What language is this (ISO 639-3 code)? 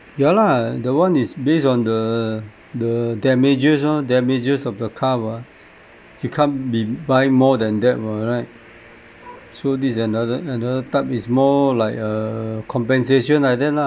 eng